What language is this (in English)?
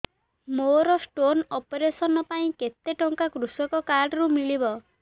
Odia